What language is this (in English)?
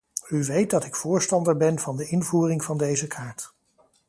Dutch